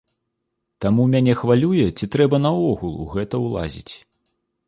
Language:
Belarusian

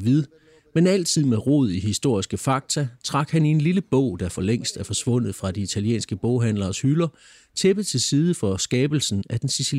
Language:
Danish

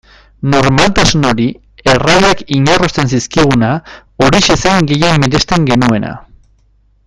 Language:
Basque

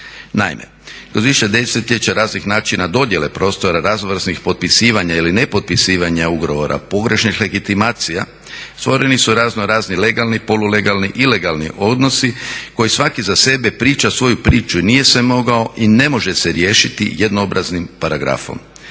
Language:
Croatian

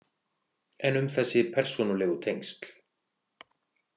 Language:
Icelandic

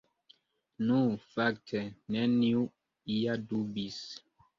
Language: Esperanto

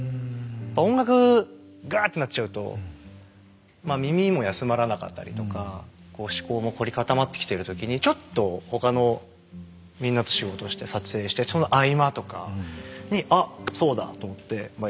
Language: Japanese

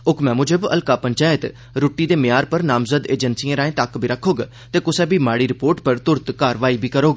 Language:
Dogri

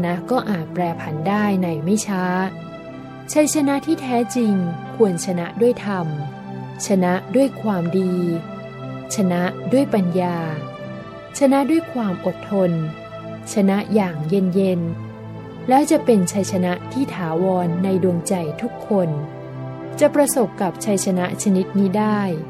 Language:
Thai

